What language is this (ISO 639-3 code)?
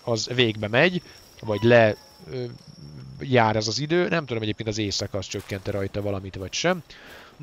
hun